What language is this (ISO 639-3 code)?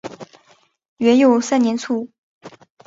zho